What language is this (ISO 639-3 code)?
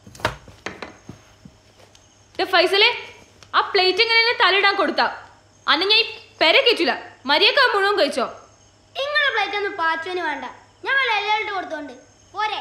mal